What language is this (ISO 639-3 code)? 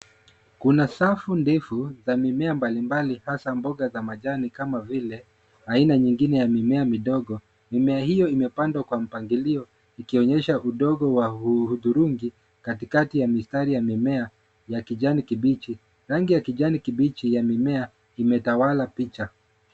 swa